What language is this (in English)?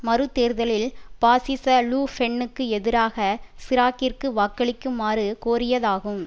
Tamil